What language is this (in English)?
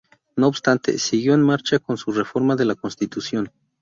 Spanish